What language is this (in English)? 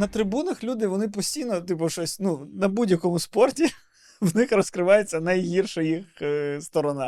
Ukrainian